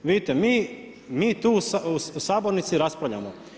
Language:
Croatian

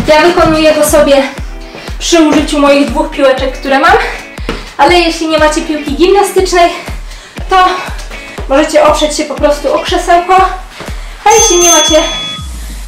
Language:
Polish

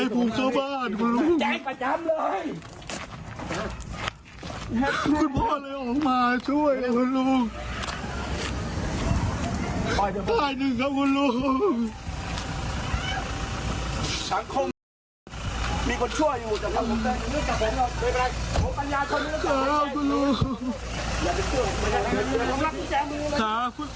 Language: Thai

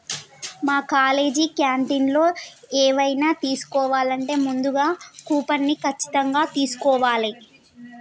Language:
Telugu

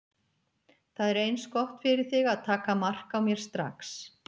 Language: Icelandic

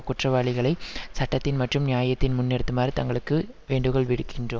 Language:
Tamil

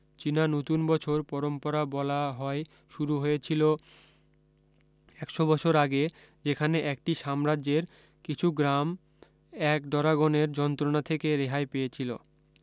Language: Bangla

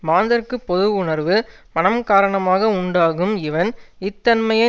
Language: Tamil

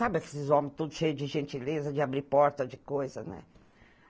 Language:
Portuguese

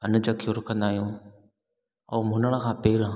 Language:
Sindhi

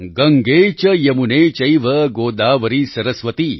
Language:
Gujarati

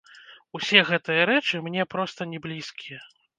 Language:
Belarusian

